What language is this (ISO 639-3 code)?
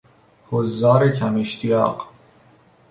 fas